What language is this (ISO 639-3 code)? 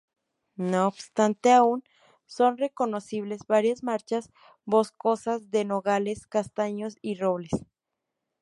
spa